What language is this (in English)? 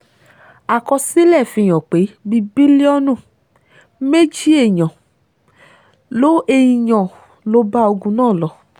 Yoruba